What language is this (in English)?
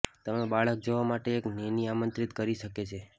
Gujarati